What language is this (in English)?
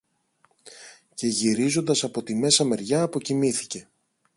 Greek